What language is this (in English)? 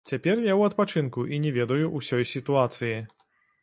Belarusian